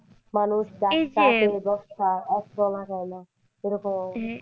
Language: Bangla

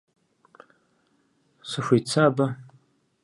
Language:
Kabardian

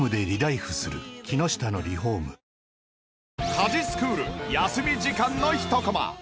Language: Japanese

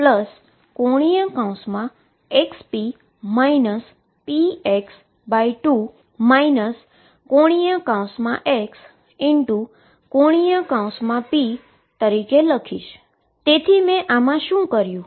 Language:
Gujarati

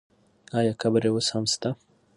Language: Pashto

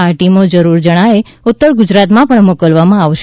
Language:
Gujarati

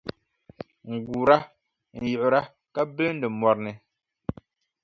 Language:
Dagbani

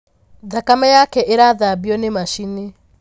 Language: Kikuyu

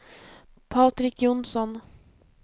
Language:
Swedish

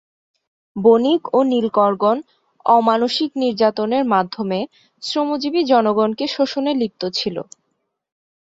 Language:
Bangla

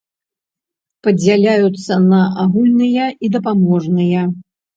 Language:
Belarusian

